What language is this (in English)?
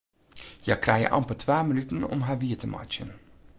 Western Frisian